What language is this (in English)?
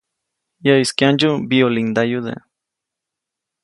Copainalá Zoque